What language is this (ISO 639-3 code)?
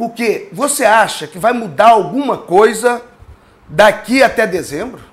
por